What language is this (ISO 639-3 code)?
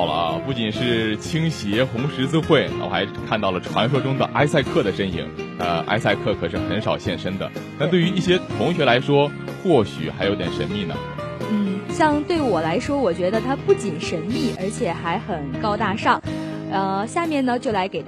zho